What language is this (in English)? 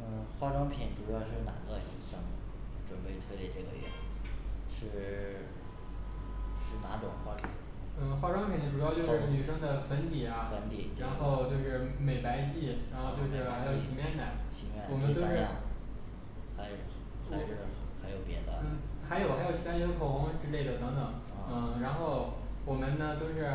Chinese